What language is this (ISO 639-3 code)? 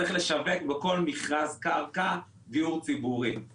heb